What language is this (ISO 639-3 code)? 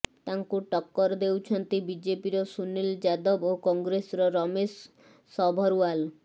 ori